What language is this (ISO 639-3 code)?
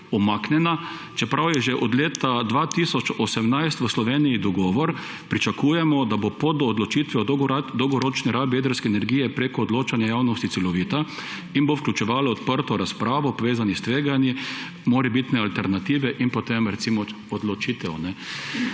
slv